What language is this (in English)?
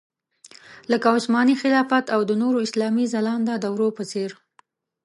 Pashto